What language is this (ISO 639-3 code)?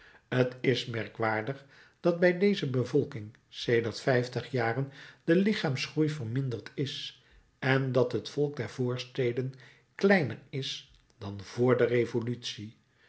nld